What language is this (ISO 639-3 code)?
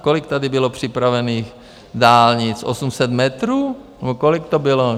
ces